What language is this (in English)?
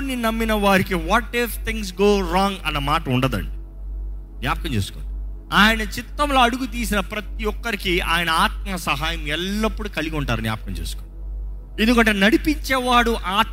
Telugu